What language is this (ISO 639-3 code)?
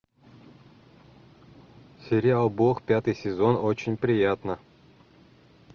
rus